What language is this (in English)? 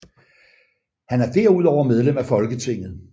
Danish